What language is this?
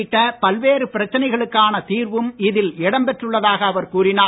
Tamil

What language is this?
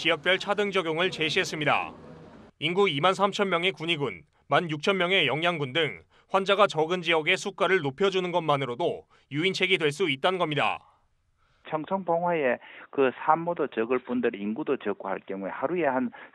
Korean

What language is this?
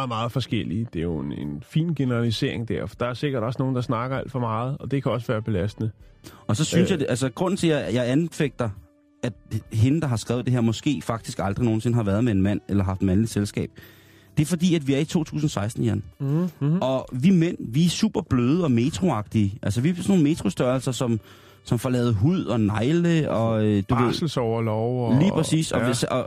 Danish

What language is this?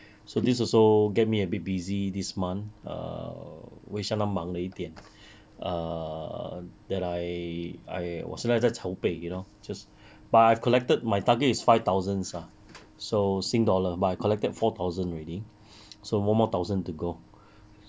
English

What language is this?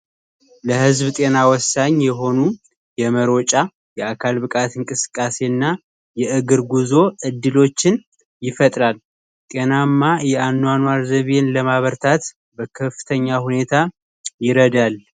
Amharic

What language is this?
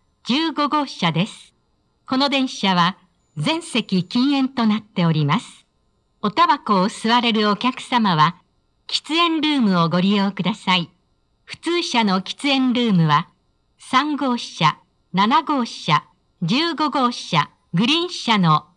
Japanese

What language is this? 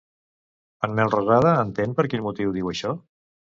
Catalan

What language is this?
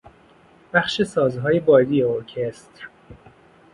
Persian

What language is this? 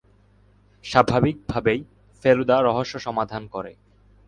Bangla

